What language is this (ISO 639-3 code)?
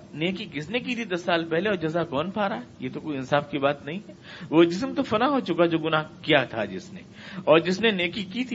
urd